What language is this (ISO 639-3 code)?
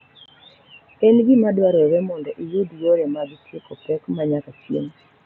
luo